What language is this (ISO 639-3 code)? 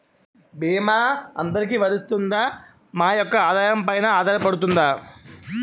tel